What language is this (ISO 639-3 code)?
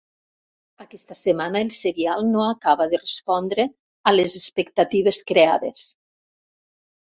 cat